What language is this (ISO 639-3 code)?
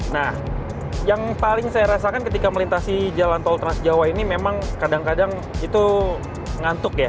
ind